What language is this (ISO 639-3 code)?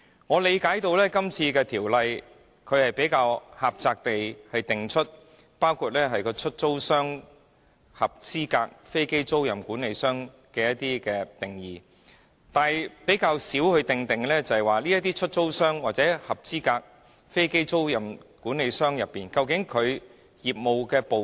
yue